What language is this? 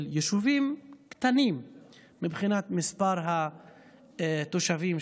Hebrew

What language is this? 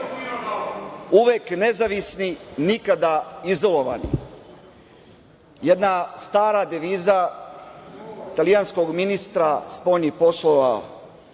Serbian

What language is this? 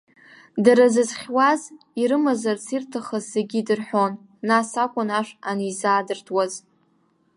Abkhazian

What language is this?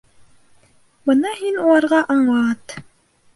Bashkir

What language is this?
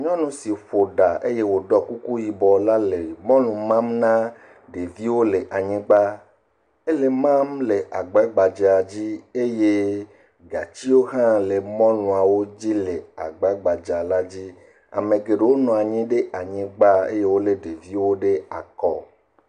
Ewe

